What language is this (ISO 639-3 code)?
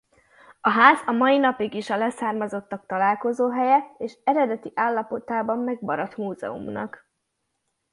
hun